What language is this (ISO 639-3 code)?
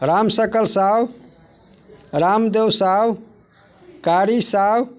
mai